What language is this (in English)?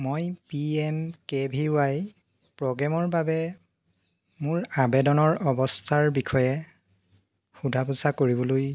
Assamese